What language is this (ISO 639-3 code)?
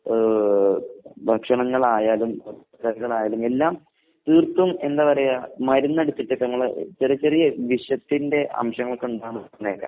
mal